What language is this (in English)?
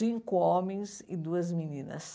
Portuguese